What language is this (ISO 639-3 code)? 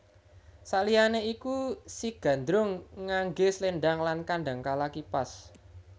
jav